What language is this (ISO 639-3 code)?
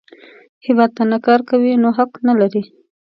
pus